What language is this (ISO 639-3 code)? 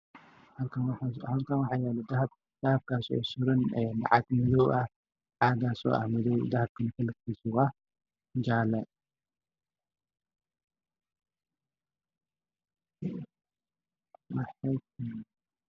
som